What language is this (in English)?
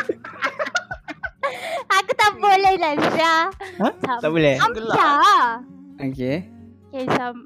Malay